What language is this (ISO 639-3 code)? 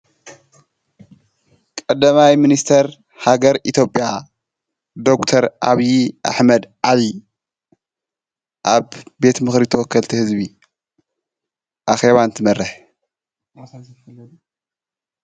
tir